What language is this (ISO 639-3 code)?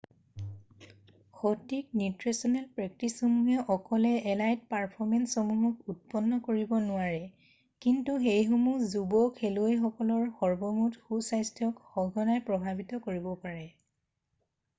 asm